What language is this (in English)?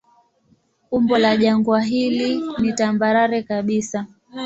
Swahili